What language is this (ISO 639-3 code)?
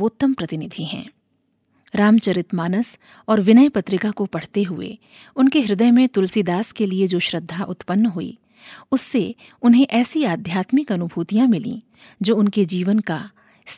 hin